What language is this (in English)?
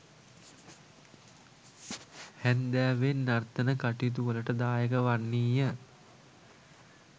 Sinhala